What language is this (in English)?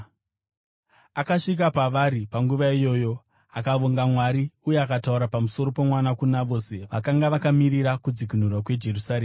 Shona